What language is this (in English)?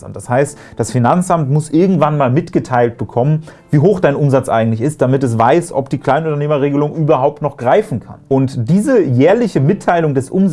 German